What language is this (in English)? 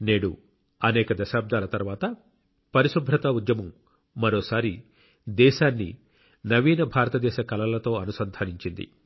Telugu